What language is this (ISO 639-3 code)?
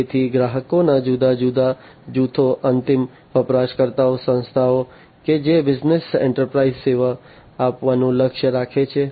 guj